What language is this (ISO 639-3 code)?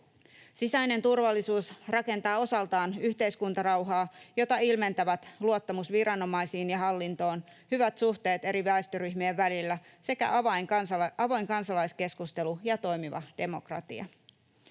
fin